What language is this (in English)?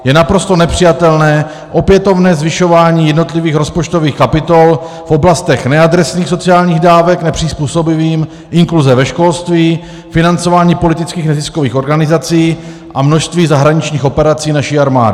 Czech